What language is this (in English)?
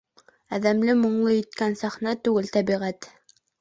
Bashkir